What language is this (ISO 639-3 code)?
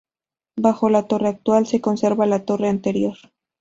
spa